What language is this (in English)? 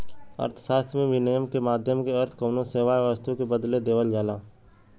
Bhojpuri